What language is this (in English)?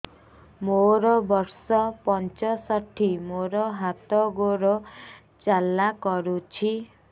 Odia